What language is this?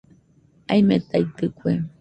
Nüpode Huitoto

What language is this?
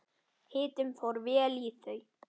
Icelandic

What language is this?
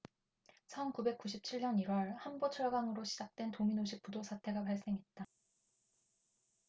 Korean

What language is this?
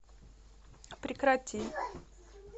Russian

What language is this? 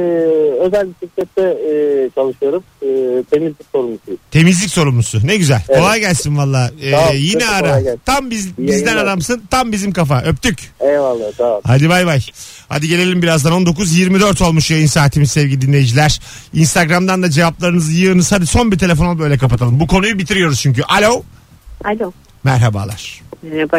Turkish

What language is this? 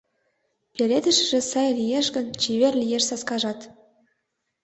Mari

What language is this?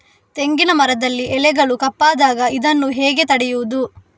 Kannada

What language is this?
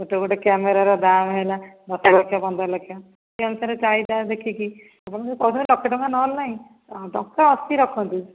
Odia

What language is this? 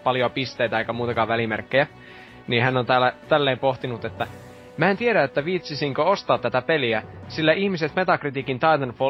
Finnish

